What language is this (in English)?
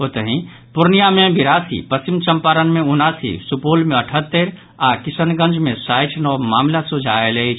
Maithili